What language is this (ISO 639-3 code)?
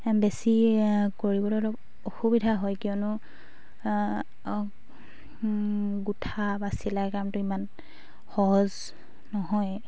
asm